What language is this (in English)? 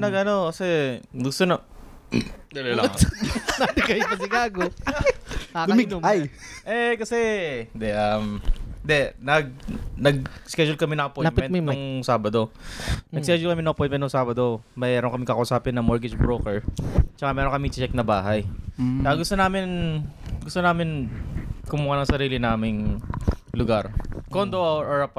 Filipino